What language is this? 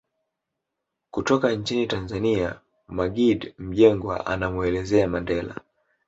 Swahili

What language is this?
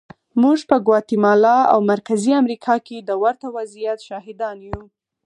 Pashto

